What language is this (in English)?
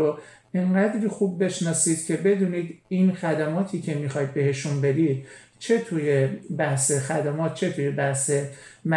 Persian